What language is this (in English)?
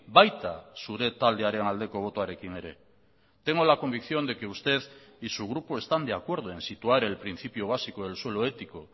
Spanish